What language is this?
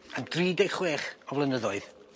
Welsh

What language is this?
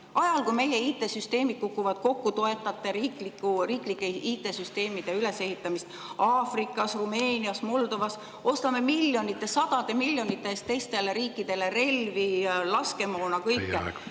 Estonian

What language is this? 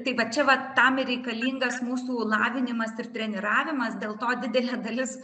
Lithuanian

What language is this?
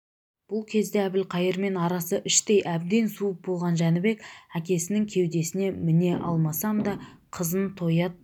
Kazakh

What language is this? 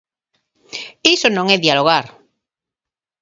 Galician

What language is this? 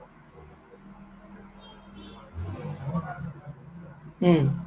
Assamese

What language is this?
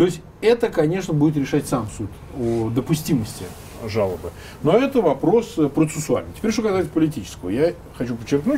Russian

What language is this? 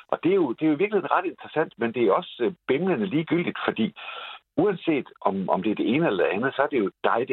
Danish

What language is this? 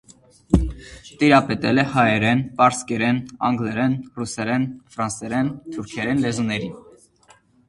Armenian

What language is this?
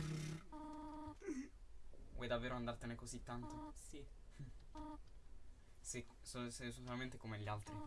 Italian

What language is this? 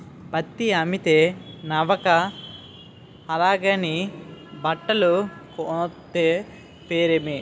Telugu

